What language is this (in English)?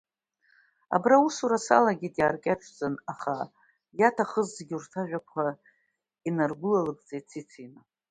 Abkhazian